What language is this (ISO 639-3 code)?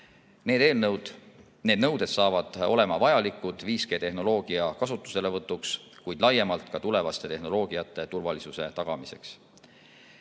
est